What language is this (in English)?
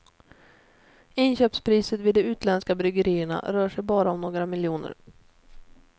Swedish